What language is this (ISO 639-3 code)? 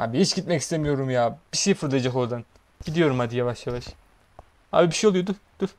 tur